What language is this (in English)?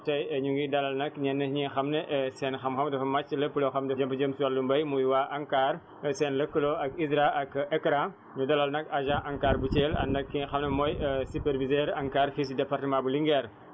Wolof